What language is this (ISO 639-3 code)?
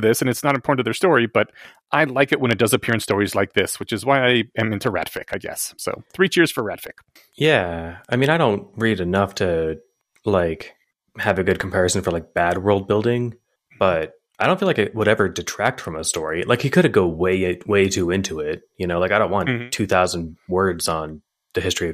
eng